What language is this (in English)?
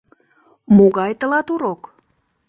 Mari